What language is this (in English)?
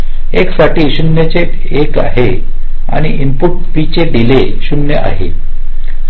Marathi